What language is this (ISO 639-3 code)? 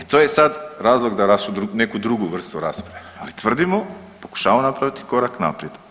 hrv